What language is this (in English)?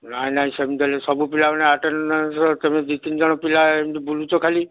Odia